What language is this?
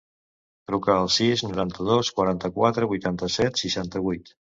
Catalan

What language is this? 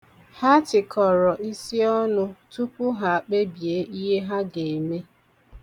Igbo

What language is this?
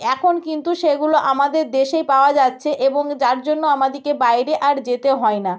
Bangla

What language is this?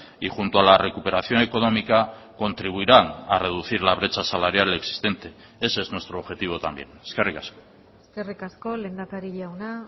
Spanish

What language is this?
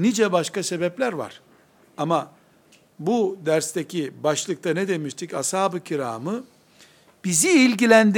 Turkish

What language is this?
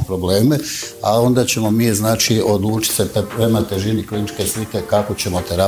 Croatian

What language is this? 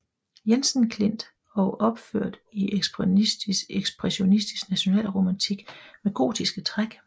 Danish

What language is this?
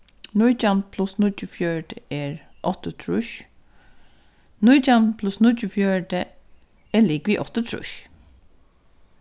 Faroese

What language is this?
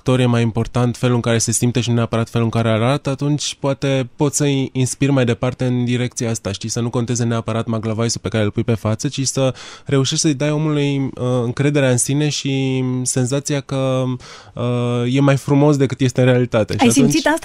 Romanian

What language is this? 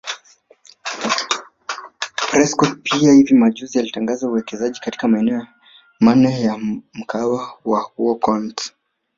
Swahili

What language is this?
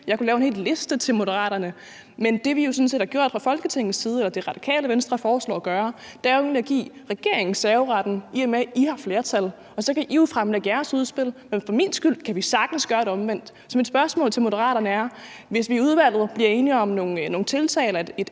Danish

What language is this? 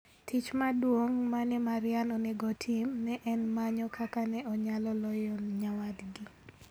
Luo (Kenya and Tanzania)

